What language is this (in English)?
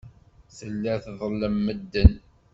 Kabyle